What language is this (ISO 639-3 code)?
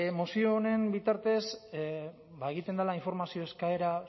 eus